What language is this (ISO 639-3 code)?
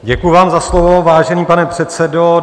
ces